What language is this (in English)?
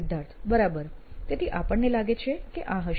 Gujarati